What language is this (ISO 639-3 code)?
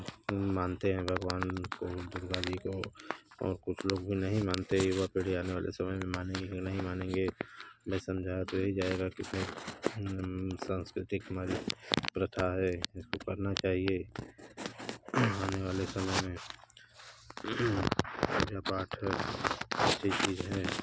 hin